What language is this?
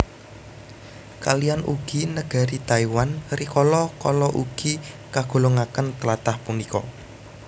Javanese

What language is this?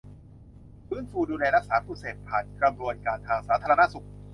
Thai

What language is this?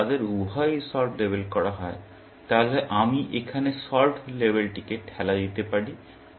Bangla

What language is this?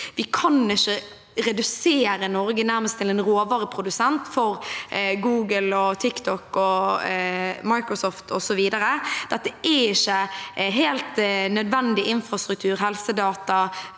Norwegian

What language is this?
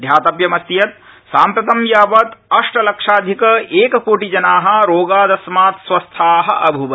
Sanskrit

